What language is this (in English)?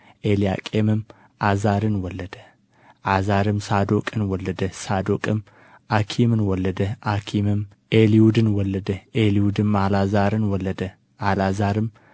Amharic